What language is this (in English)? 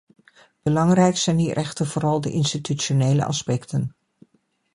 Dutch